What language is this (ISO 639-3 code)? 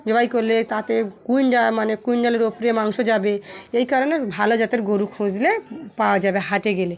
ben